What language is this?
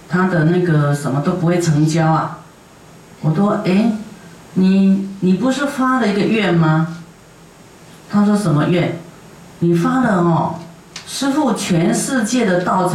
Chinese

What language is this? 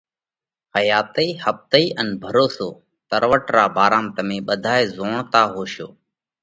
Parkari Koli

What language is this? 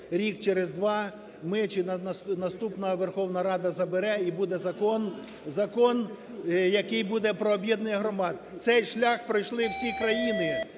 Ukrainian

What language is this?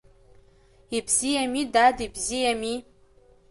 Abkhazian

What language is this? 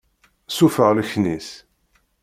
Kabyle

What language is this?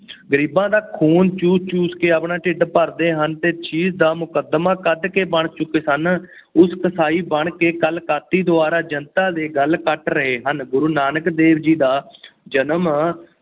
Punjabi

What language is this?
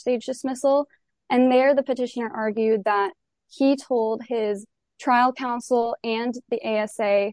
English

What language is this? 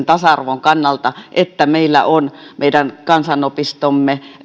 Finnish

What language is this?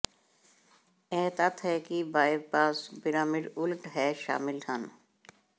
Punjabi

